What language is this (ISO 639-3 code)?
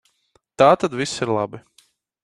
lav